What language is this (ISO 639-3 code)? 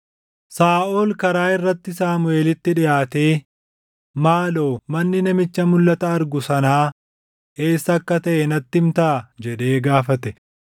orm